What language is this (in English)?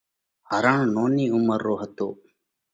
Parkari Koli